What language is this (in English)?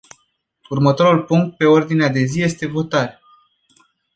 Romanian